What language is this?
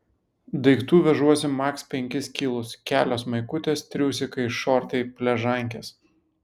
Lithuanian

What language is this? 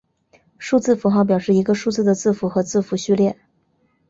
Chinese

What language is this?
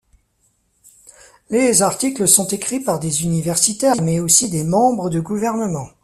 French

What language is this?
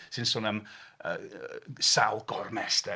Welsh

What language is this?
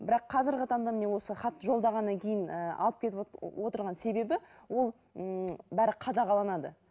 Kazakh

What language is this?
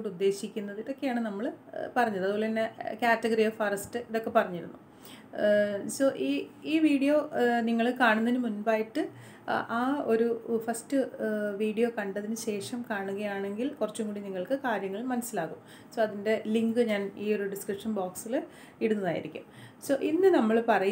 Dutch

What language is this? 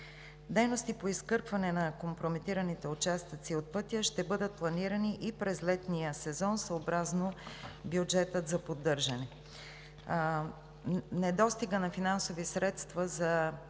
Bulgarian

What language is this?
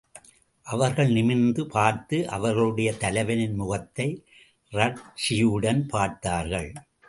Tamil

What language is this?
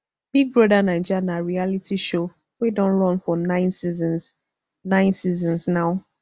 Nigerian Pidgin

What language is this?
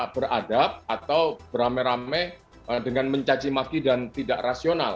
Indonesian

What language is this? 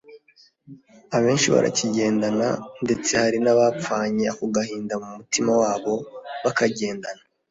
Kinyarwanda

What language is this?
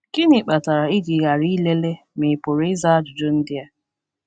Igbo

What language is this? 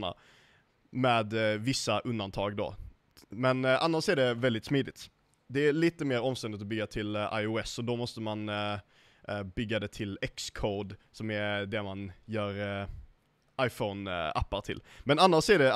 Swedish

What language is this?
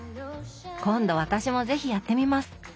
Japanese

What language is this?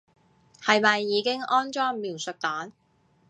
Cantonese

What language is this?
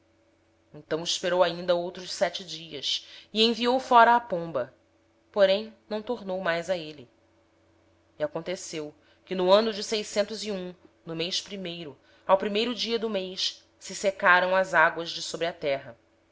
Portuguese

